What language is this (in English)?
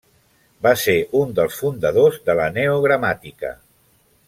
Catalan